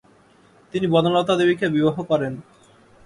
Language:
Bangla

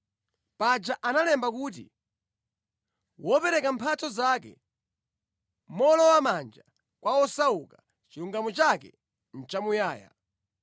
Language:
Nyanja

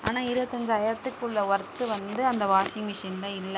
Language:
Tamil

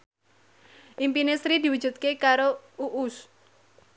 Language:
Javanese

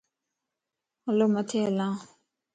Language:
Lasi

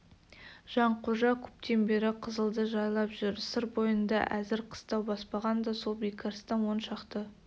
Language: Kazakh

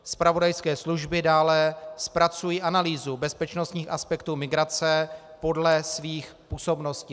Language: Czech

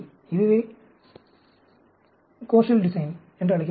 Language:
Tamil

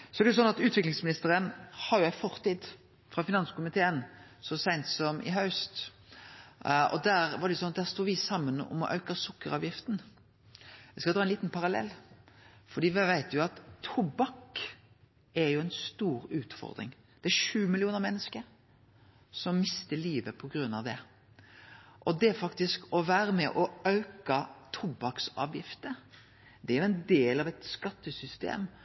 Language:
Norwegian Nynorsk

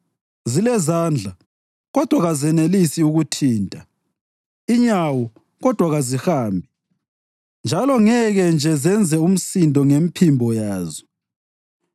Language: North Ndebele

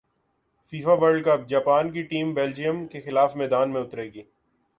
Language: Urdu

